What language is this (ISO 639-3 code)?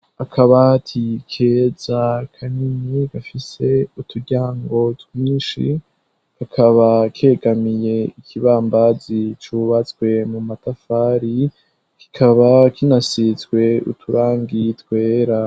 run